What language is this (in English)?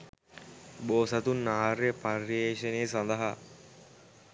Sinhala